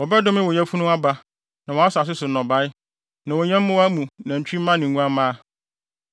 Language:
Akan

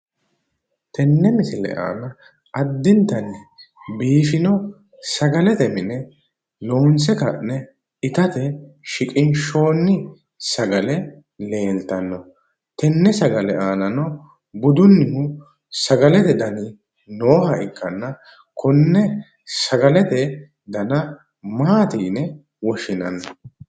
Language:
Sidamo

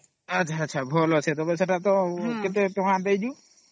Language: Odia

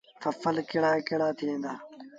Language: Sindhi Bhil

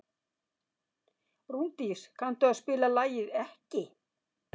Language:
Icelandic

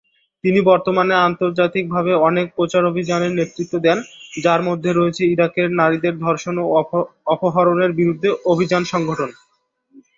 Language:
Bangla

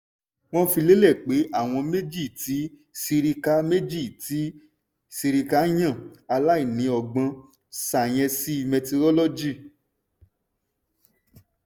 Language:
Yoruba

